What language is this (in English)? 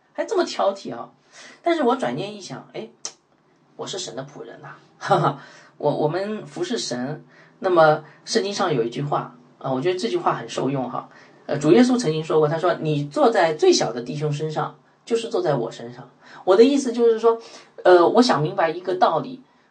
Chinese